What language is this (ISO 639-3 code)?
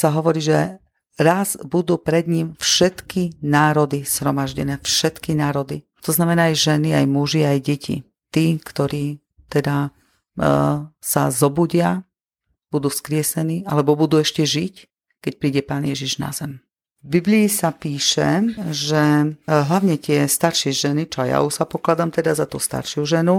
slk